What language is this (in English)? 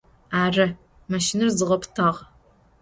Adyghe